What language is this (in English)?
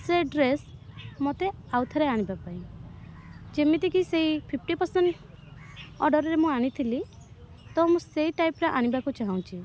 Odia